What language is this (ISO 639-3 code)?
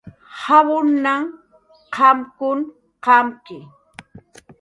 jqr